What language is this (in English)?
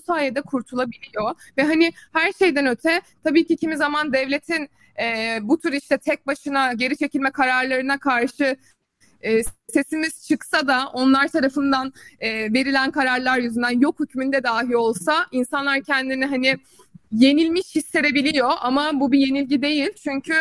Turkish